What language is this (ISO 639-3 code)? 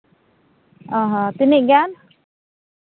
sat